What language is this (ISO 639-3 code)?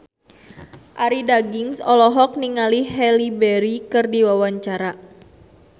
sun